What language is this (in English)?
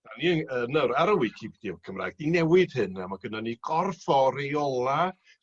Welsh